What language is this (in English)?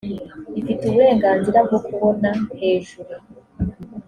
Kinyarwanda